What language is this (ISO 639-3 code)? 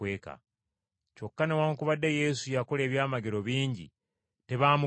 lug